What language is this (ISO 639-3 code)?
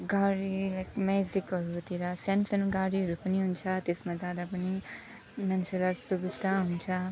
nep